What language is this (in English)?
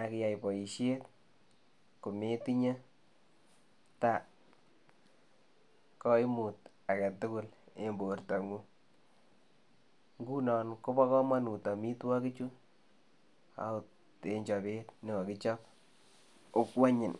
Kalenjin